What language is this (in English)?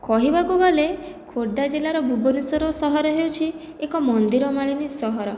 Odia